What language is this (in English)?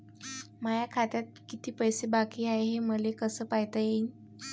Marathi